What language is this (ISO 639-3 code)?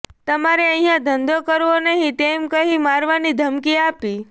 guj